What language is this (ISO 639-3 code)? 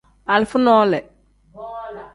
kdh